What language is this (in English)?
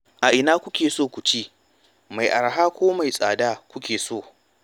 Hausa